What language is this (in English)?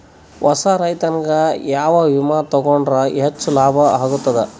Kannada